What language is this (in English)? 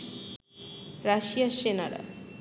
Bangla